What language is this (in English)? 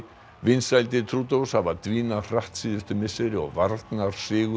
Icelandic